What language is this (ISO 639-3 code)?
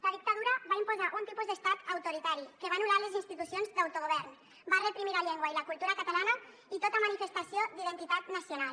cat